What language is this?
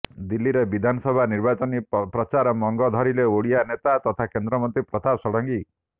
Odia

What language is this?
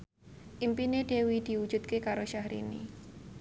Javanese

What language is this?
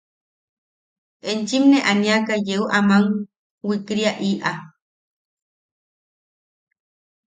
Yaqui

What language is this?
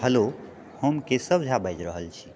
Maithili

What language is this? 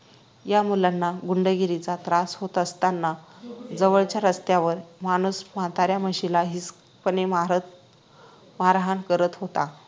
Marathi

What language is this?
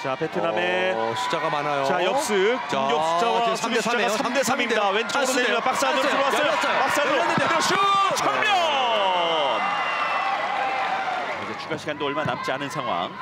Korean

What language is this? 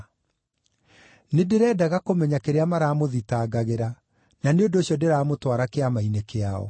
Kikuyu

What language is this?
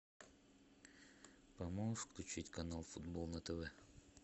Russian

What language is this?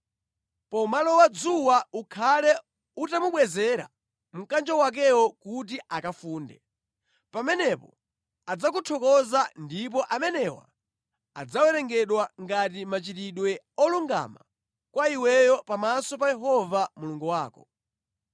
Nyanja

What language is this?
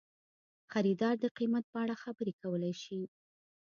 Pashto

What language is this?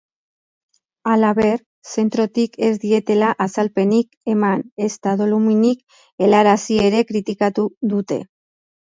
Basque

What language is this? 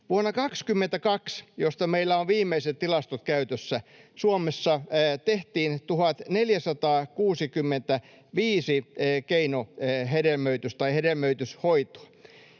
Finnish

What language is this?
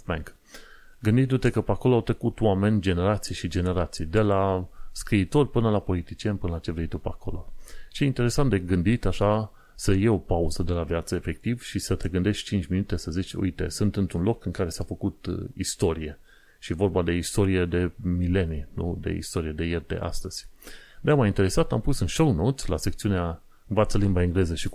Romanian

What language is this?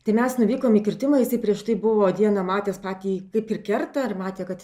Lithuanian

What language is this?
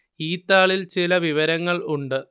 Malayalam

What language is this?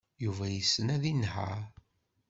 Kabyle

